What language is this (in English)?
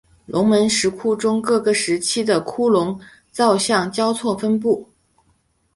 Chinese